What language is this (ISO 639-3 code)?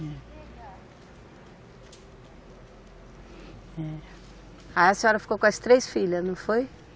por